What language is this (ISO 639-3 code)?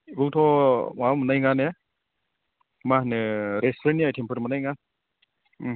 brx